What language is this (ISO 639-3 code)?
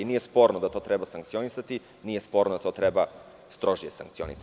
srp